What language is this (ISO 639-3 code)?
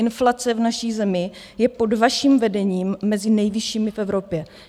ces